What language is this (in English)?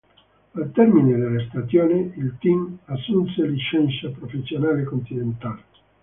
Italian